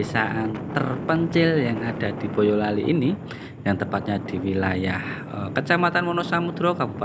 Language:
Indonesian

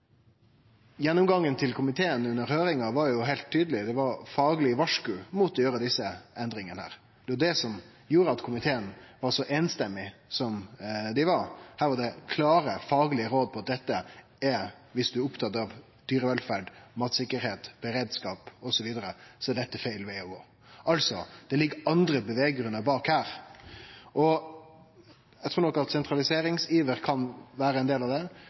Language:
Norwegian Nynorsk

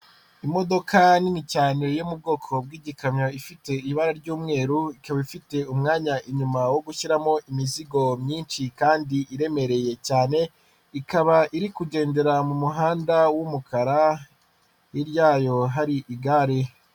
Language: Kinyarwanda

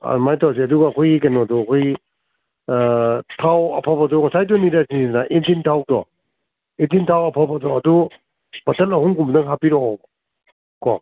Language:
Manipuri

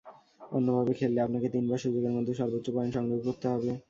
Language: Bangla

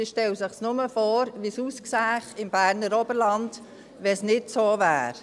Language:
Swiss German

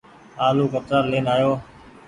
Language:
Goaria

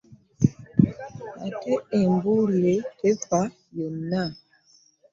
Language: Ganda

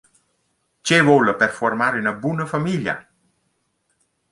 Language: Romansh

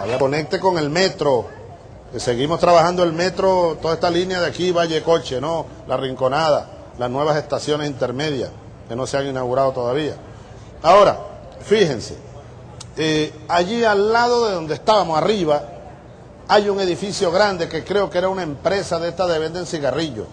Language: Spanish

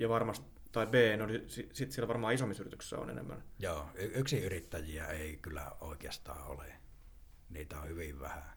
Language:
Finnish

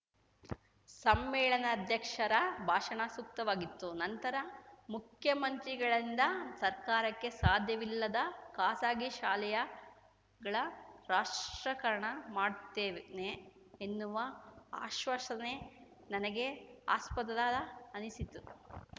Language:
Kannada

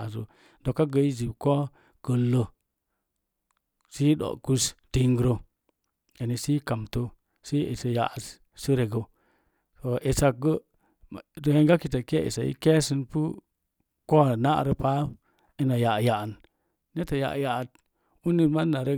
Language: Mom Jango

